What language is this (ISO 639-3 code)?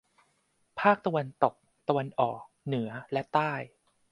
tha